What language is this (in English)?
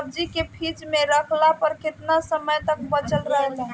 Bhojpuri